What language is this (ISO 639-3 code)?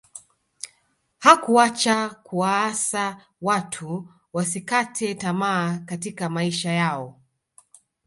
swa